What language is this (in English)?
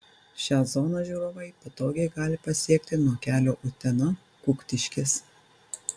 Lithuanian